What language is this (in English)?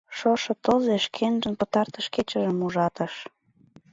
Mari